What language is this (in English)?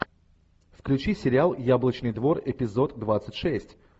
Russian